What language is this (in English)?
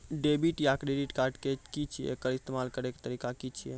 Maithili